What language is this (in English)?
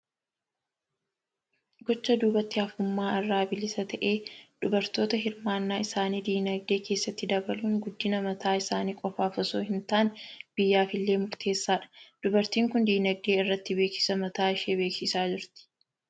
Oromo